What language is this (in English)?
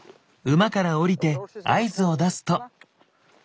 Japanese